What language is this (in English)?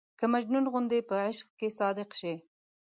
Pashto